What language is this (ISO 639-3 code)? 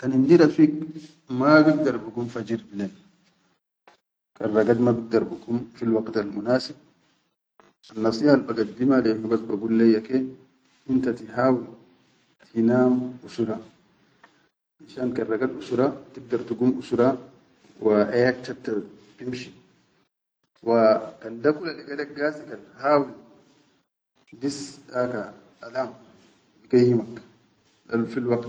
shu